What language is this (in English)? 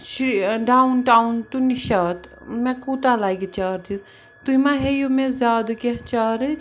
Kashmiri